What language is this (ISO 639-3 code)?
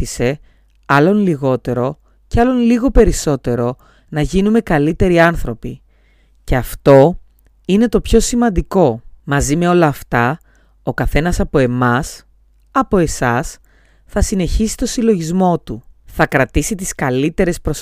ell